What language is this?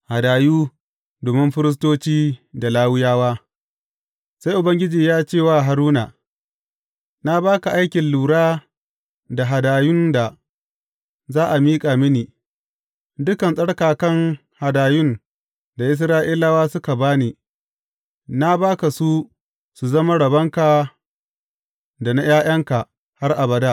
Hausa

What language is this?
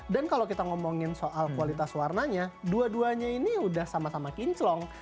Indonesian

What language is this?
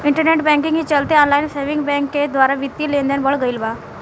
Bhojpuri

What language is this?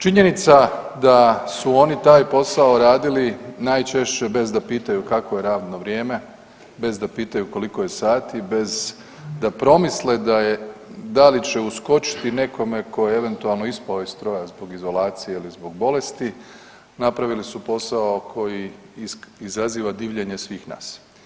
Croatian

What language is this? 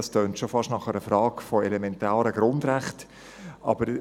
Swiss German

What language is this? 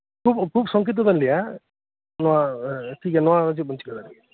Santali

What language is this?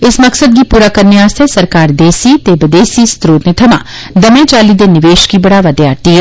Dogri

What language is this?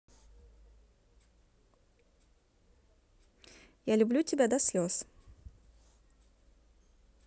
Russian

